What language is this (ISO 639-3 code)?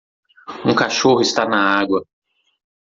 por